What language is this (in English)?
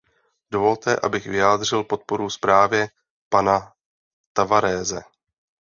Czech